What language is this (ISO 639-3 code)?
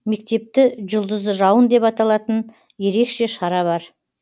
kaz